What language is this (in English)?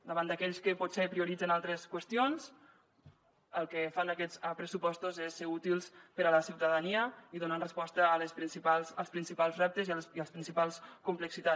Catalan